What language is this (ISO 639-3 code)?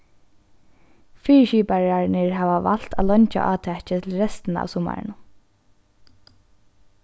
fao